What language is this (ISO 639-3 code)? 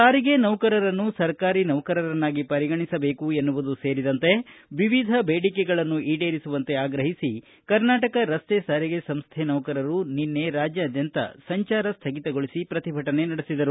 kan